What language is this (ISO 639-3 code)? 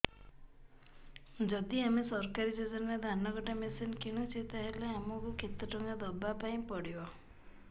ori